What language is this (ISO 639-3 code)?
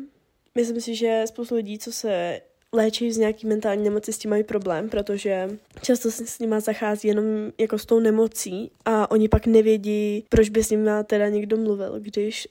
ces